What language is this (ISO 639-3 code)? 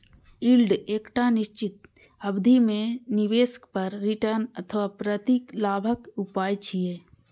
mai